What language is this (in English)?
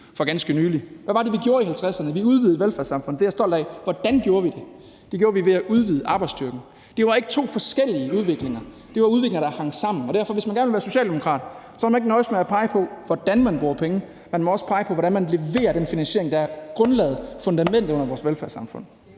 Danish